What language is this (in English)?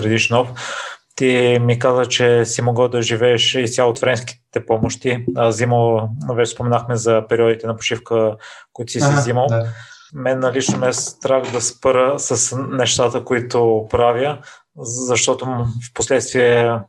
Bulgarian